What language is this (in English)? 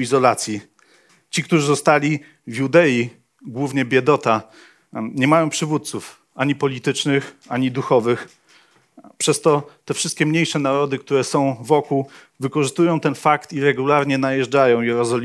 Polish